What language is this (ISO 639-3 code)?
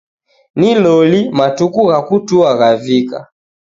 dav